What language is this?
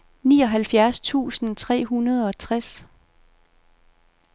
Danish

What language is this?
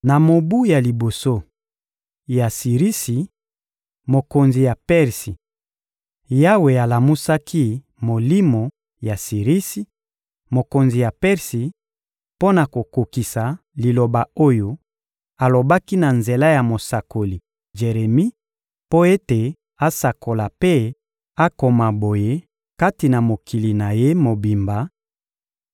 Lingala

